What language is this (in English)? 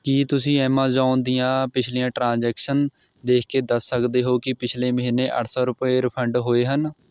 Punjabi